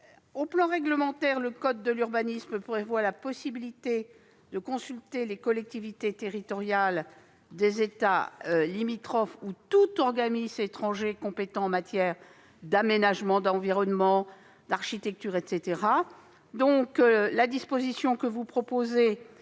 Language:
French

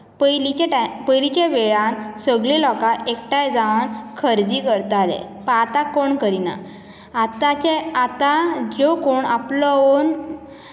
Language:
Konkani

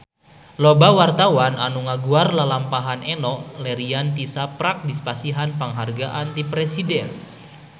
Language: Sundanese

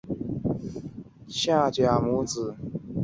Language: Chinese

